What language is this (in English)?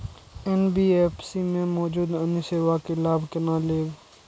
Maithili